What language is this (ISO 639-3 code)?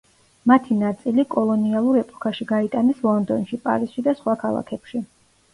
kat